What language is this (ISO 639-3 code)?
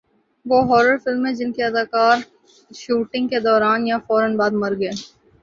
urd